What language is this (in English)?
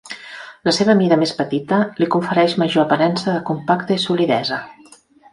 Catalan